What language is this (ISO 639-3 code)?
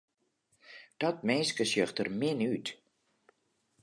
fry